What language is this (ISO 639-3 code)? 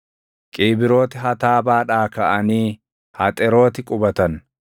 orm